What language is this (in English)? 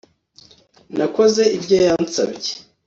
Kinyarwanda